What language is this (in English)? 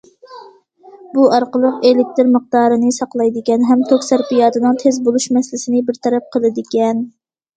Uyghur